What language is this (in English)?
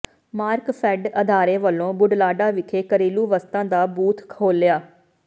Punjabi